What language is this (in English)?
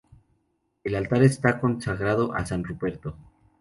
Spanish